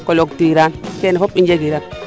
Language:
Serer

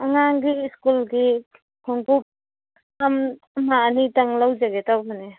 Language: Manipuri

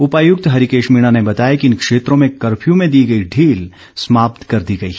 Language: Hindi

